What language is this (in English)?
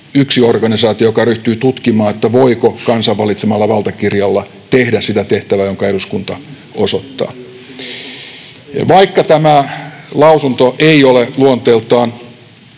Finnish